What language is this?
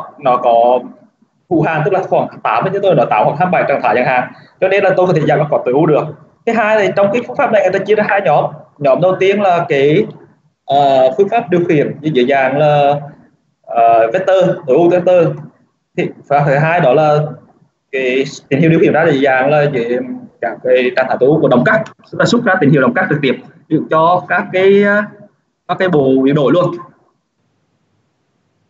Vietnamese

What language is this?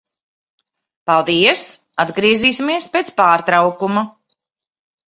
Latvian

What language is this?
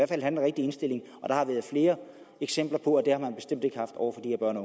Danish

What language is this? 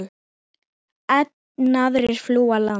Icelandic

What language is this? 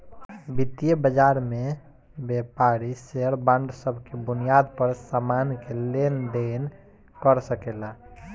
Bhojpuri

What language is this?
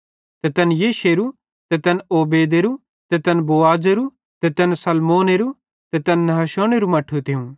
Bhadrawahi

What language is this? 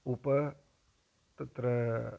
Sanskrit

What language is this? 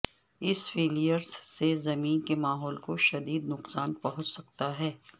Urdu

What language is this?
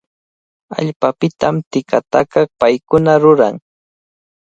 Cajatambo North Lima Quechua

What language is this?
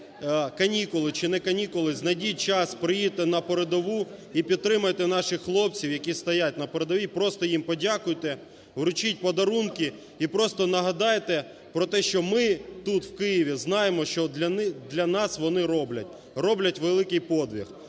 Ukrainian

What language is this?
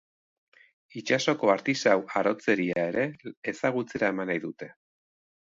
Basque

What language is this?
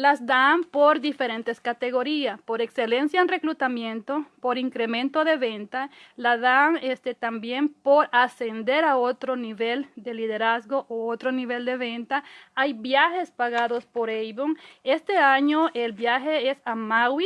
Spanish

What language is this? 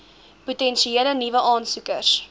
Afrikaans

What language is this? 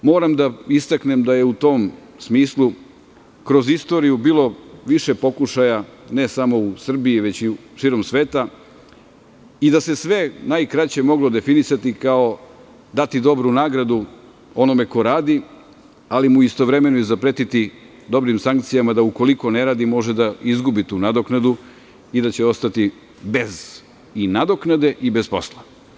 Serbian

